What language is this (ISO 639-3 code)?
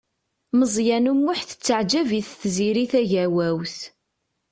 kab